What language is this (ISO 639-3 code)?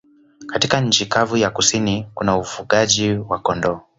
swa